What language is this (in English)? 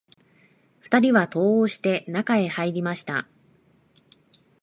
Japanese